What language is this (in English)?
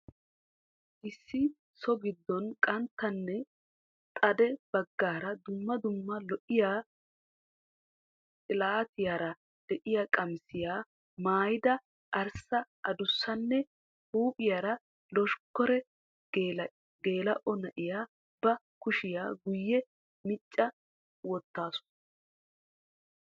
Wolaytta